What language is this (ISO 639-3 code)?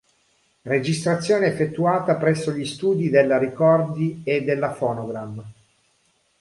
ita